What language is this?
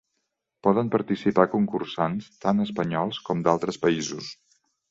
Catalan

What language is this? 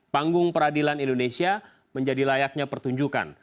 Indonesian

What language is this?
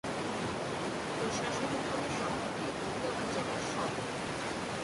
Bangla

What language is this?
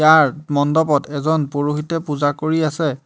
Assamese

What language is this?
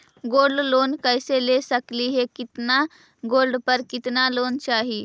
Magahi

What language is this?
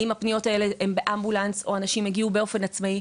Hebrew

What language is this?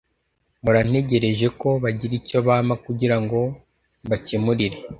Kinyarwanda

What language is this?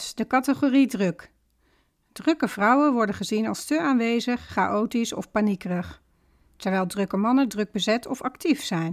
Dutch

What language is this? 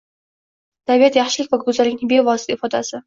Uzbek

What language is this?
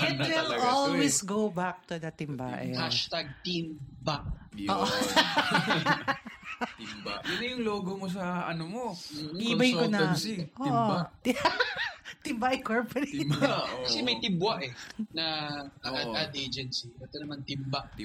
Filipino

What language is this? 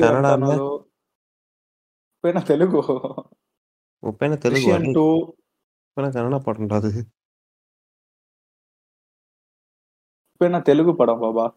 Tamil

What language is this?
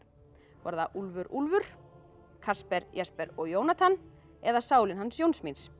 Icelandic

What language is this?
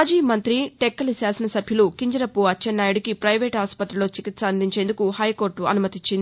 Telugu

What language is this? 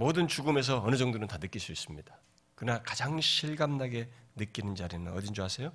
Korean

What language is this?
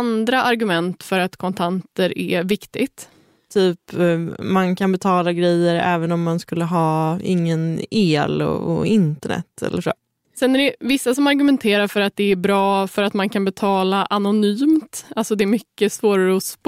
Swedish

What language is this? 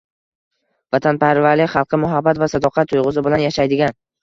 Uzbek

